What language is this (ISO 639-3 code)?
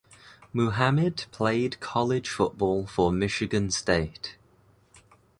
eng